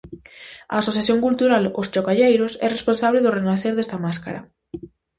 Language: Galician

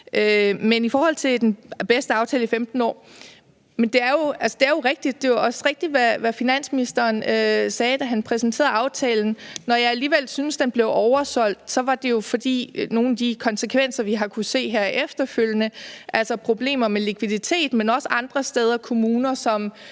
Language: Danish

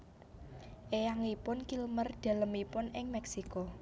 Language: Javanese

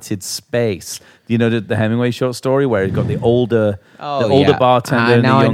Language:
English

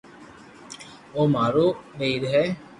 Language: Loarki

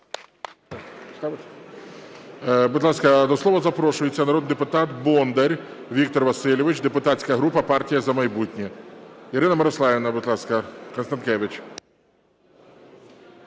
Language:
Ukrainian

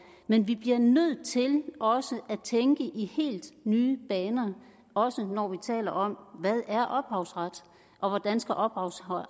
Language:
Danish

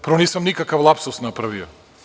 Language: Serbian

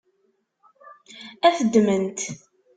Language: Kabyle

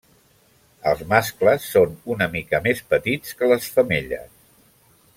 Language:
Catalan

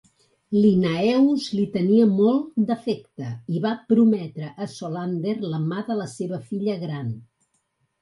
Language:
Catalan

